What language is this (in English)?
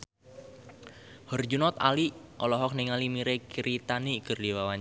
Sundanese